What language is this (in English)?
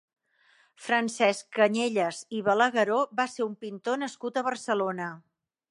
Catalan